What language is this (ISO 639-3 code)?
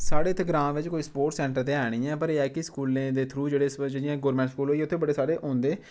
doi